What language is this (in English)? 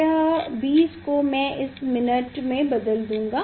Hindi